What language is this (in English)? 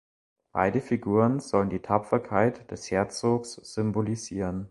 German